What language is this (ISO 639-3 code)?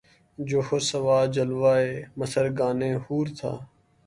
urd